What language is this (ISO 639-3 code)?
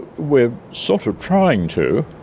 eng